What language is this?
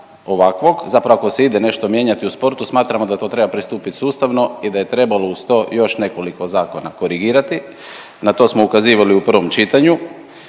Croatian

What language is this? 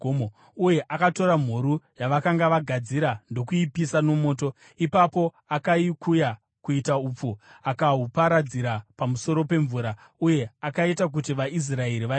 Shona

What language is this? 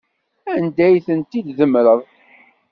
Kabyle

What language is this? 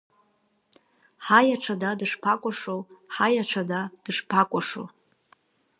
Abkhazian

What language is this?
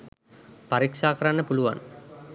Sinhala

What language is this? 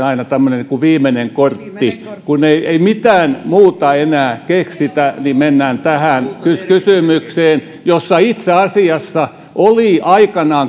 Finnish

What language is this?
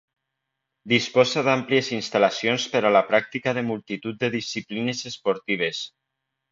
Catalan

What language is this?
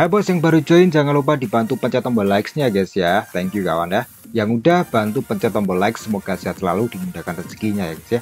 Indonesian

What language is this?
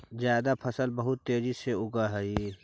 Magahi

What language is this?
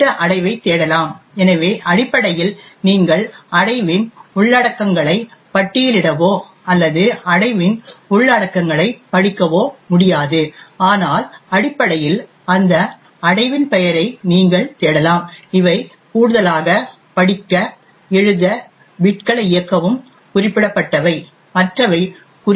Tamil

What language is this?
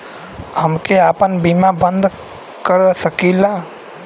Bhojpuri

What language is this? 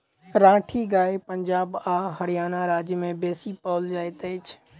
Maithili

